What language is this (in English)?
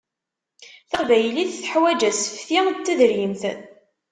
Kabyle